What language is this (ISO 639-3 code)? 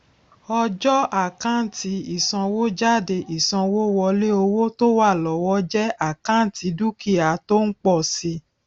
yor